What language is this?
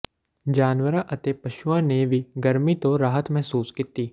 Punjabi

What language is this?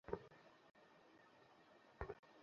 Bangla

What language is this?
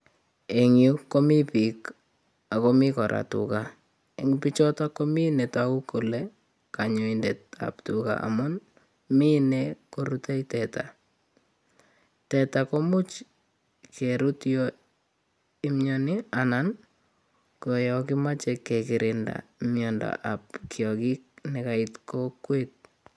Kalenjin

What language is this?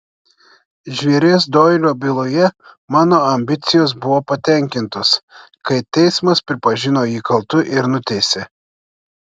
Lithuanian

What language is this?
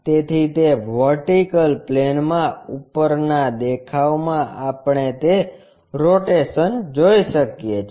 Gujarati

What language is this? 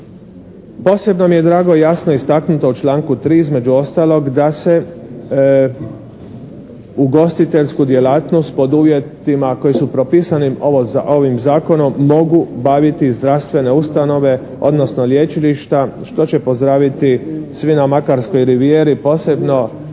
Croatian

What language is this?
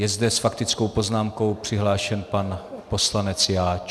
Czech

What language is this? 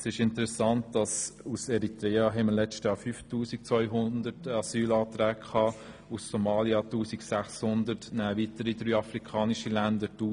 Swiss German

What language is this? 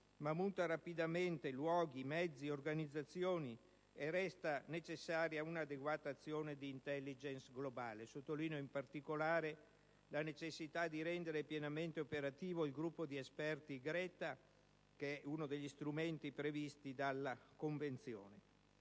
Italian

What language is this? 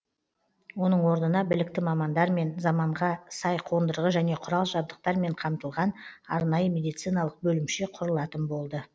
Kazakh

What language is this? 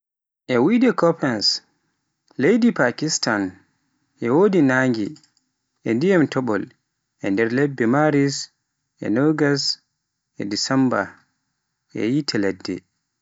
Pular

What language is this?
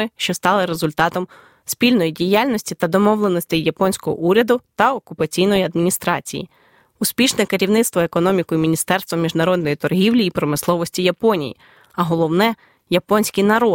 Ukrainian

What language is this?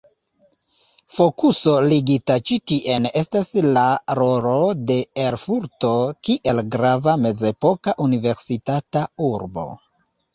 Esperanto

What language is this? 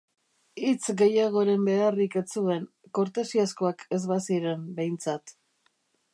Basque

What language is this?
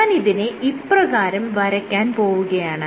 Malayalam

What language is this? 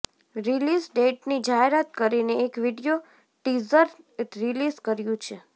Gujarati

